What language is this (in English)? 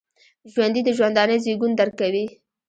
Pashto